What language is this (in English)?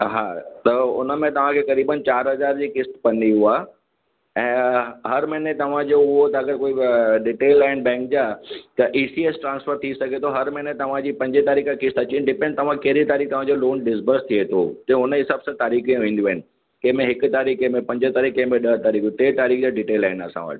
Sindhi